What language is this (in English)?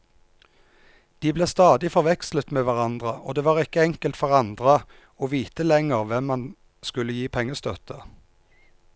Norwegian